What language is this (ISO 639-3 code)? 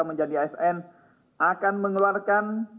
ind